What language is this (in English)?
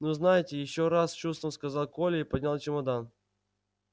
Russian